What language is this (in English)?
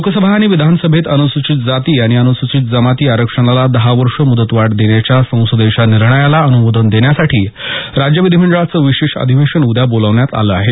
Marathi